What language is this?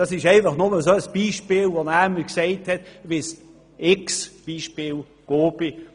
Swiss German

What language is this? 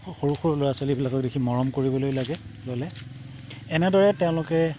Assamese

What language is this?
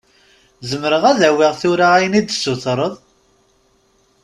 Kabyle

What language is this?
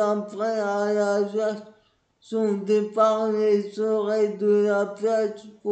French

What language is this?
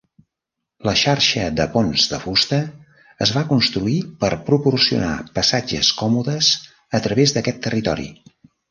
Catalan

